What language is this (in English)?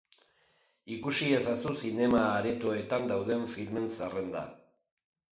Basque